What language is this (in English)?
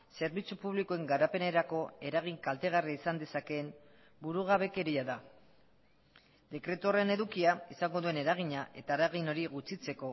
Basque